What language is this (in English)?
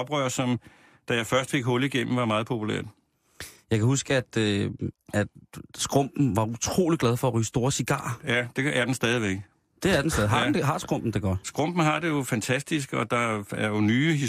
Danish